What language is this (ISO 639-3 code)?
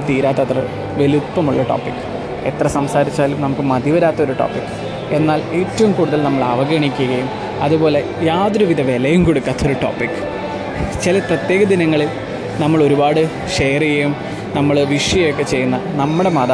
mal